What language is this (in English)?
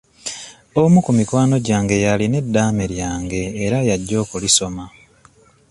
Ganda